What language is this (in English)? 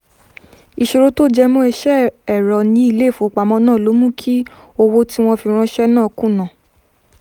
Yoruba